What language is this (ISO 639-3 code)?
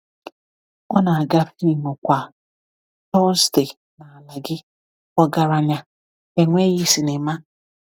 ibo